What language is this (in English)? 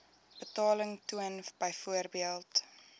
Afrikaans